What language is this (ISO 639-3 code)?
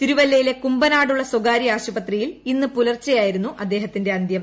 mal